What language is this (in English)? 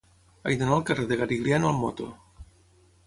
Catalan